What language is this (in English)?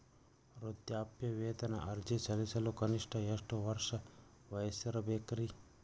Kannada